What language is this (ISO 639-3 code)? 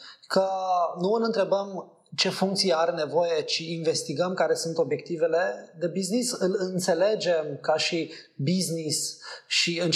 ron